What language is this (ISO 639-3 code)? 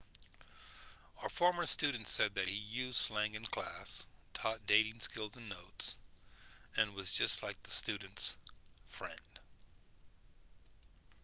eng